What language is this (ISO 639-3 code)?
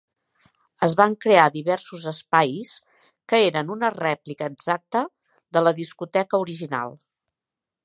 cat